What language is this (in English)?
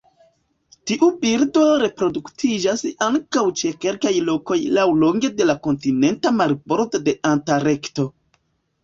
Esperanto